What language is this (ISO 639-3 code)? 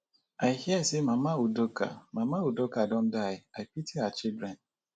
pcm